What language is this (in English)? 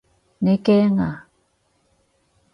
Cantonese